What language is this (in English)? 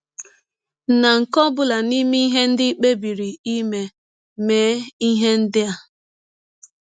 Igbo